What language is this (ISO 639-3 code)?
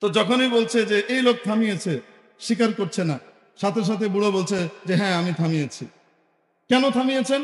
ben